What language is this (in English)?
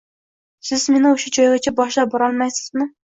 Uzbek